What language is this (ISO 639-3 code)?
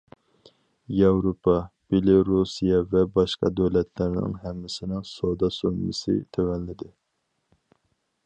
uig